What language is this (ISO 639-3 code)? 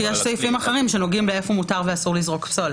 heb